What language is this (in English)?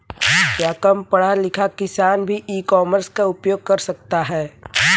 Hindi